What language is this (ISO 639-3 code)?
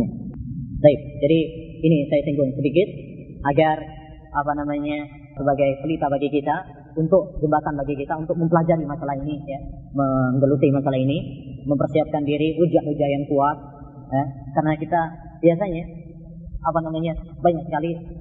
msa